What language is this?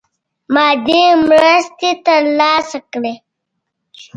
Pashto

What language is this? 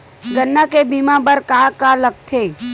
Chhattisgarhi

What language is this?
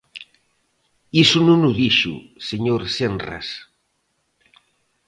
Galician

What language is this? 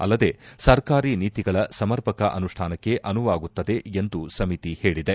Kannada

